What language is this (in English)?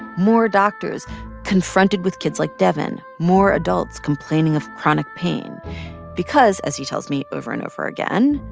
English